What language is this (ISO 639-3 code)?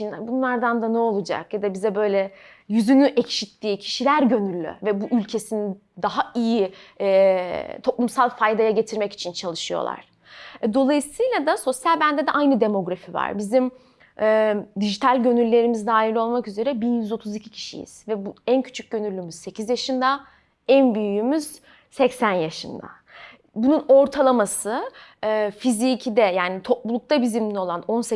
tur